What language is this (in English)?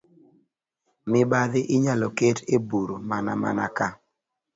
Luo (Kenya and Tanzania)